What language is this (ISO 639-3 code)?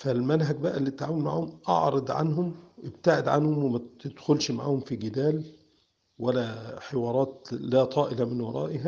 ara